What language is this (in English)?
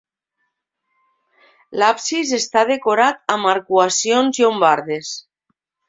Catalan